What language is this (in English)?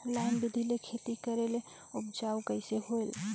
Chhattisgarhi